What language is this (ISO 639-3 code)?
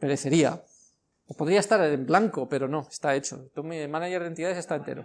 spa